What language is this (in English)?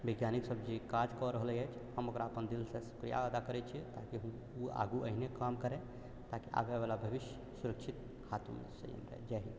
Maithili